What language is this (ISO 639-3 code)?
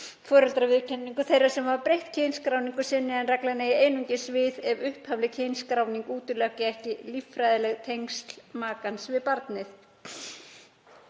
isl